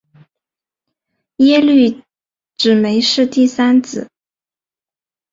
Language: Chinese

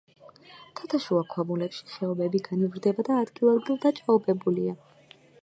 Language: Georgian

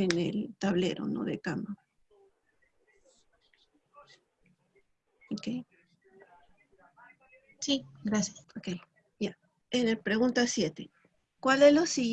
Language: Spanish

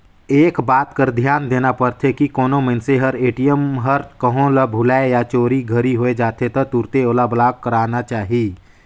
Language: Chhattisgarhi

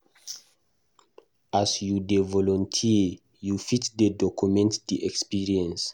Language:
Nigerian Pidgin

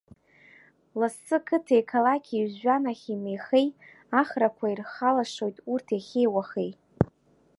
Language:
Abkhazian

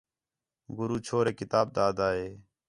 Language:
Khetrani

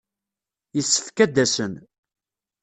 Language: Kabyle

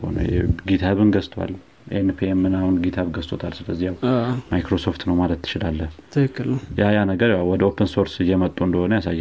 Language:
Amharic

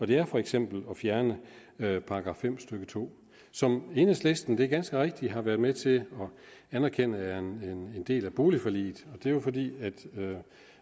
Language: Danish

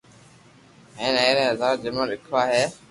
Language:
Loarki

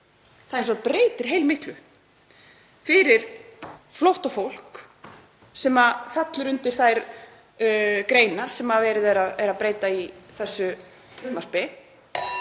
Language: Icelandic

